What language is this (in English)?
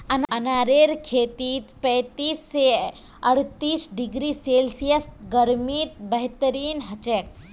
Magahi